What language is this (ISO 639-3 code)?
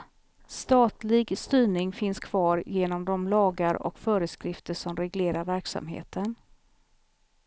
swe